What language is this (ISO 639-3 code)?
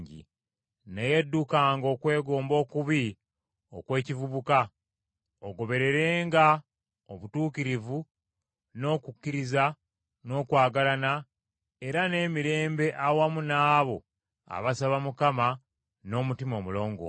lug